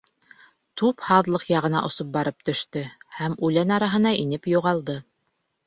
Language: Bashkir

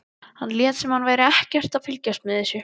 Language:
Icelandic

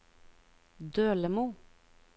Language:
Norwegian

